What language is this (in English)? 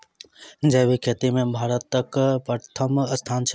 Maithili